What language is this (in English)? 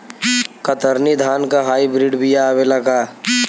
Bhojpuri